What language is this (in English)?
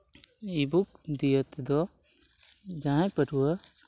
Santali